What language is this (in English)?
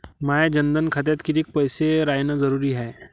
Marathi